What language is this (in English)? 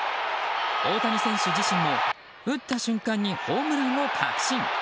Japanese